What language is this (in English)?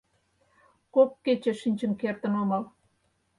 Mari